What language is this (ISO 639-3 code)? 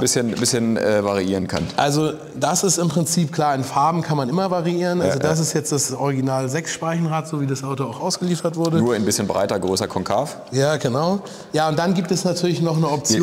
deu